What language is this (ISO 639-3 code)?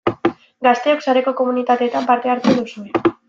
eus